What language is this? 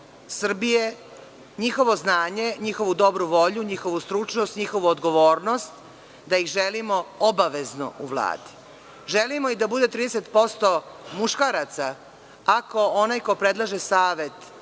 Serbian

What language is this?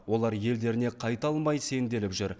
Kazakh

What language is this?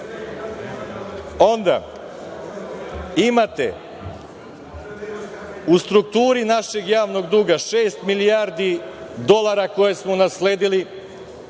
Serbian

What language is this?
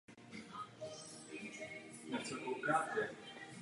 Czech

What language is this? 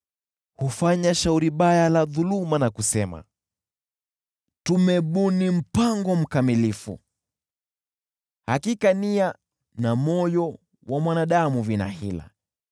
Swahili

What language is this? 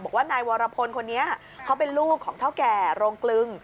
Thai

